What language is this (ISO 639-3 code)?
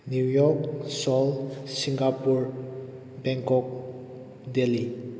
mni